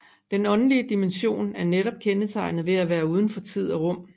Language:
Danish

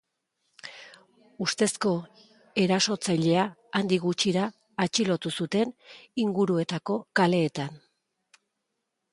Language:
Basque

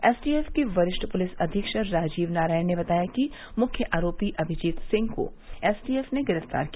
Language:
Hindi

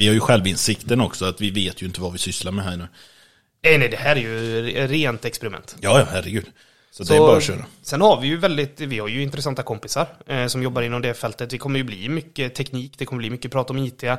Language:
Swedish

